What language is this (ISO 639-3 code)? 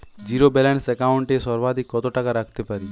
ben